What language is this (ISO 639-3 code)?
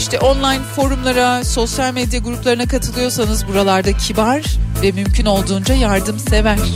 tur